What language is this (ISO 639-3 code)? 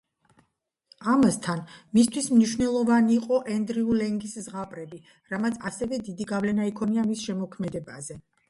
kat